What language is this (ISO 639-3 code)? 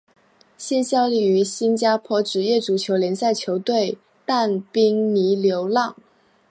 zho